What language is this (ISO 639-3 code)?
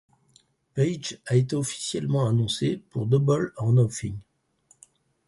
fra